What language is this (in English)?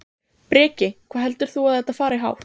Icelandic